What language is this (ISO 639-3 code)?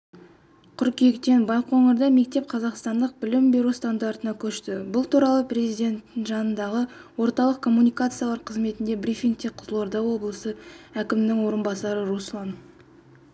kaz